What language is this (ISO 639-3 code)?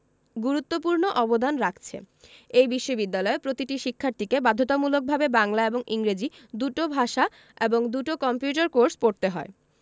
ben